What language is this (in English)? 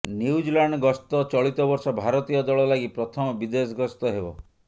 Odia